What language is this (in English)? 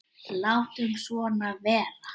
Icelandic